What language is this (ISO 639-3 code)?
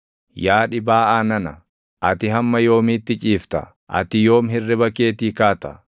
orm